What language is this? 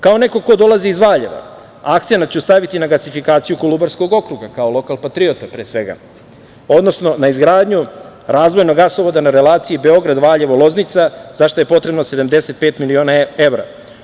Serbian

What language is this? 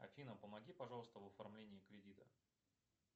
Russian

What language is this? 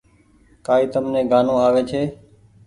Goaria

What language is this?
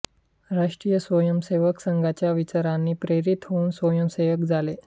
Marathi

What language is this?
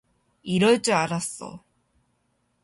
Korean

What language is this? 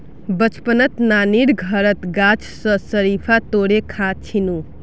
Magahi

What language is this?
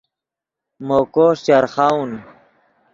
Yidgha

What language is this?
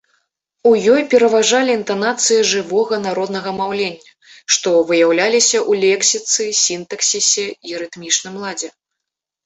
Belarusian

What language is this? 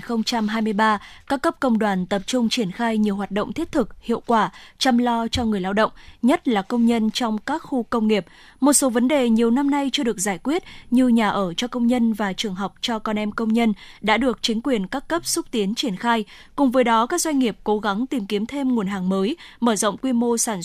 Vietnamese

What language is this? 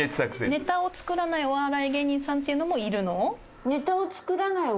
Japanese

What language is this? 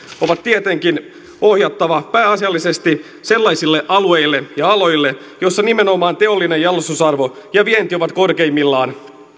Finnish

